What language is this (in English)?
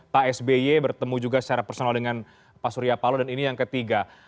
Indonesian